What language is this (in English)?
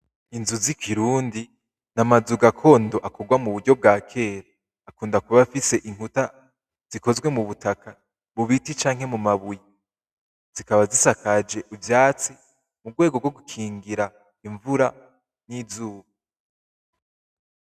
Rundi